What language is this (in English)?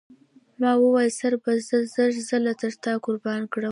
Pashto